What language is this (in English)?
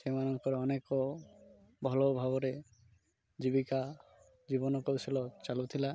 Odia